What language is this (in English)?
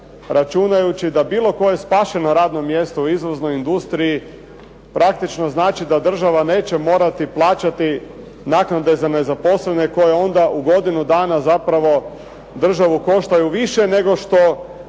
Croatian